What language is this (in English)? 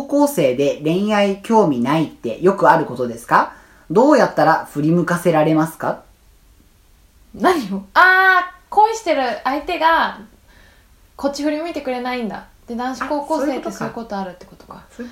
Japanese